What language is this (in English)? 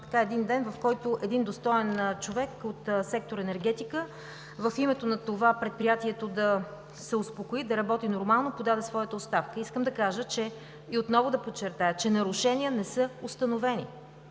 Bulgarian